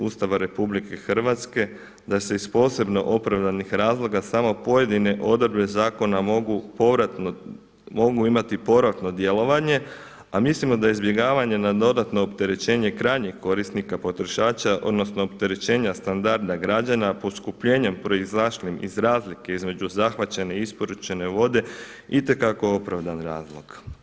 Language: Croatian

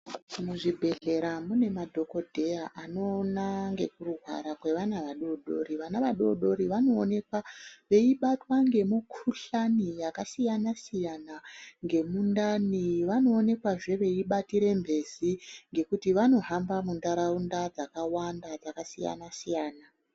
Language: Ndau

